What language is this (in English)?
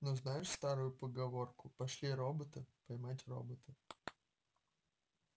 Russian